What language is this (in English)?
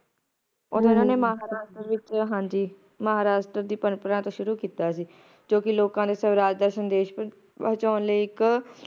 Punjabi